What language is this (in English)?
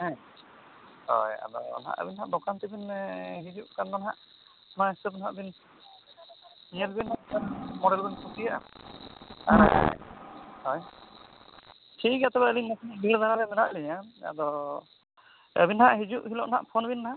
Santali